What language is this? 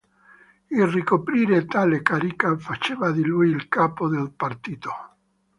Italian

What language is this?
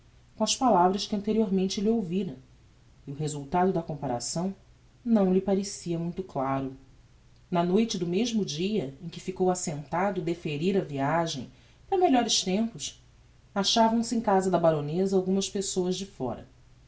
Portuguese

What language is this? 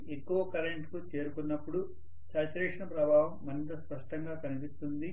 Telugu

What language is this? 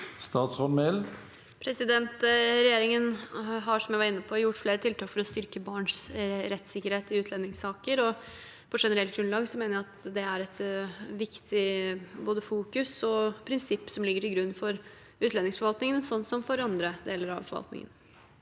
Norwegian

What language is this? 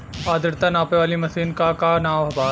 Bhojpuri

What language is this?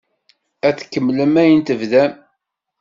Kabyle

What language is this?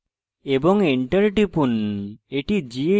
Bangla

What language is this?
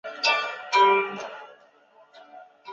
Chinese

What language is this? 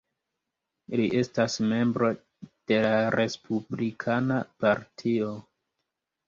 Esperanto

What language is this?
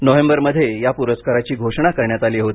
Marathi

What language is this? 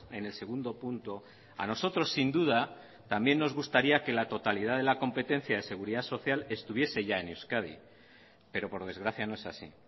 Spanish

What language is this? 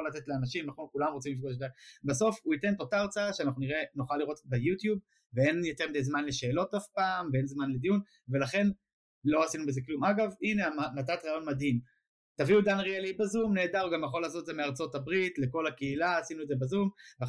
Hebrew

